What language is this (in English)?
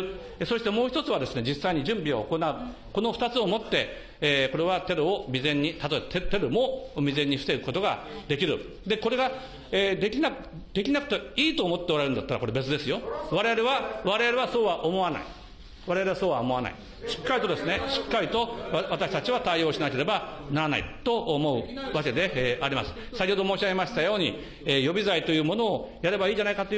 Japanese